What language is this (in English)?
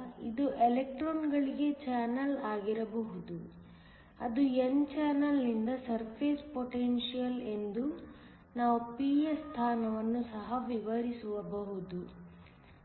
Kannada